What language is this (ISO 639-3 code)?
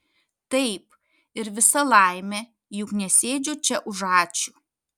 lit